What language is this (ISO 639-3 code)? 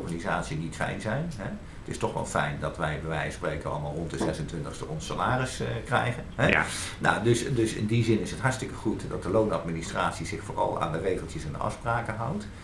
nld